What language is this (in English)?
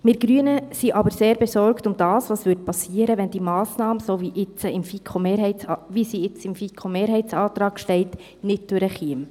Swiss German